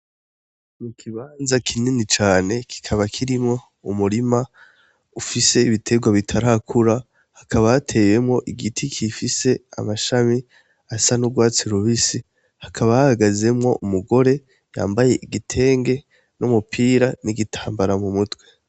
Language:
Rundi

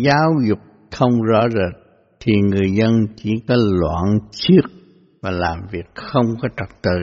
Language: Vietnamese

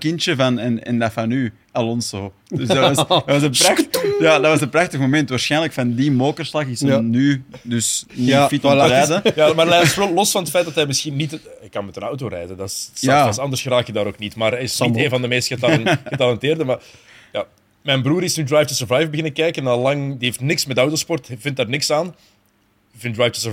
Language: Dutch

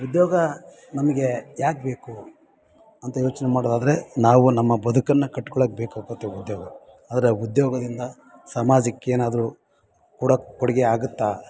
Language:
Kannada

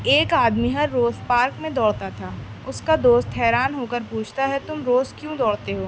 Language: Urdu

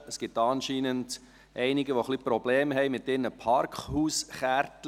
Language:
Swiss German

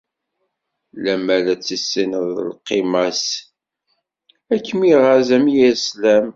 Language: Kabyle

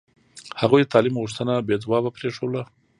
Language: Pashto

